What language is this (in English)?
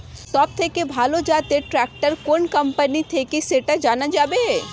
Bangla